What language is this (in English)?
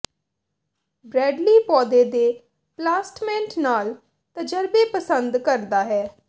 Punjabi